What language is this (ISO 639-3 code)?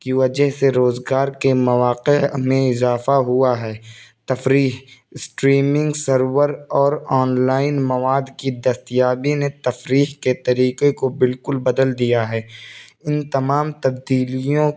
urd